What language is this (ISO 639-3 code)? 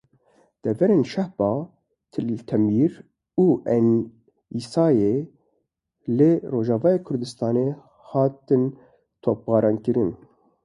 kur